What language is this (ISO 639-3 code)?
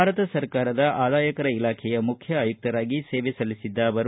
kan